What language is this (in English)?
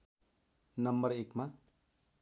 Nepali